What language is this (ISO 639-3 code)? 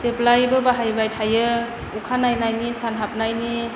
brx